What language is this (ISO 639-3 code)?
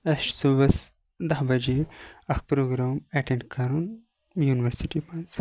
kas